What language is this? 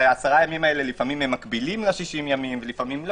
Hebrew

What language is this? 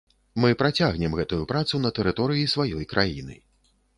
Belarusian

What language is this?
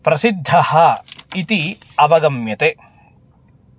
Sanskrit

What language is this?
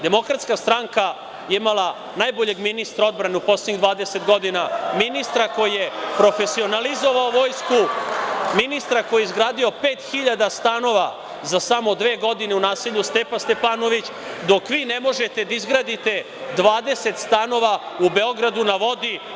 Serbian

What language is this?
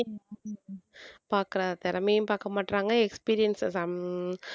Tamil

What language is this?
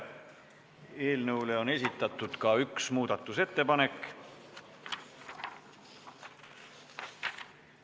Estonian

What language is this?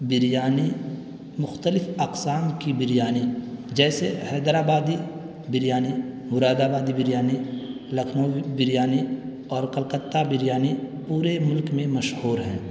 Urdu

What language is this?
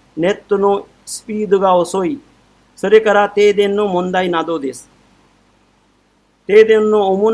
Japanese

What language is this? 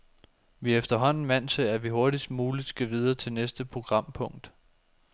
Danish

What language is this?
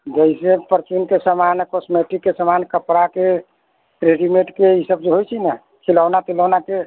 Maithili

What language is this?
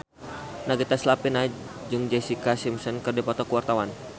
Sundanese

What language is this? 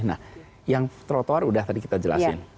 Indonesian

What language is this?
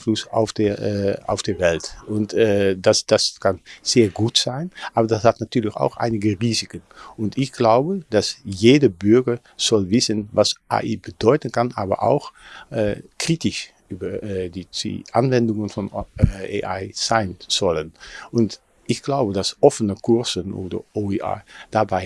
Dutch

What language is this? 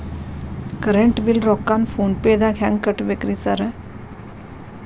Kannada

